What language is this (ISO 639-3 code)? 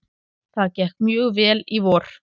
isl